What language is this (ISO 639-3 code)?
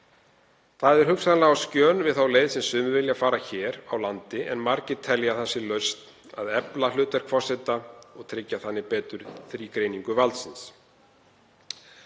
isl